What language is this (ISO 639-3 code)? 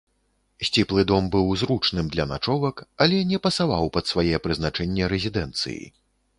bel